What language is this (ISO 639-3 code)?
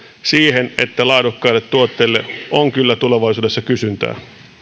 fin